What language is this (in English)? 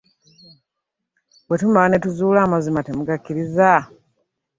Ganda